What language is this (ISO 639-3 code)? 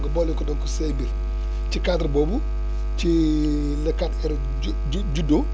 wol